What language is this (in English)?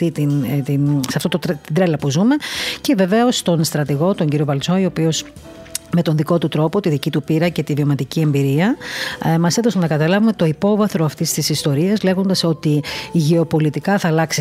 Greek